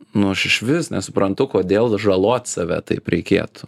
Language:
Lithuanian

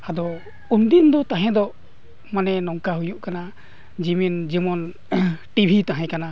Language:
Santali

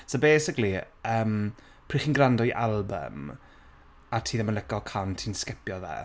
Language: Welsh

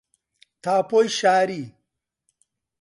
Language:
Central Kurdish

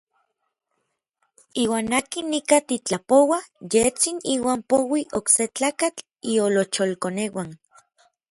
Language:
Orizaba Nahuatl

